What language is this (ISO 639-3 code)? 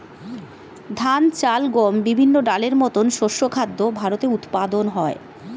ben